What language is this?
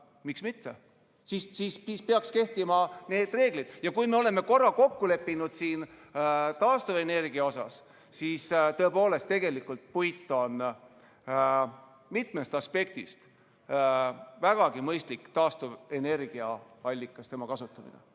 Estonian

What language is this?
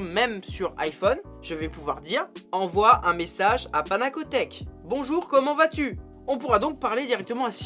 French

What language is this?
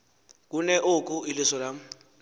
Xhosa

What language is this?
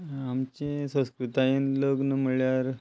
Konkani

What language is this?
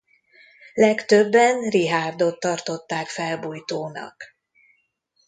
Hungarian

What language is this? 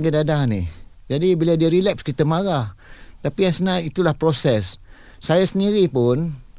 Malay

